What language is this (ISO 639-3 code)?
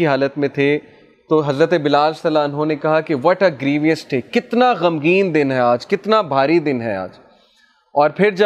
urd